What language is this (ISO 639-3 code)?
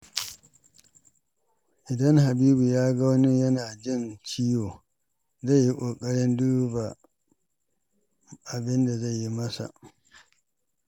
hau